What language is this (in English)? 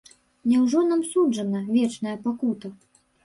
Belarusian